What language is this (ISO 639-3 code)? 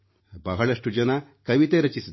kan